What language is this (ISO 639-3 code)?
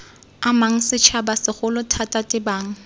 tsn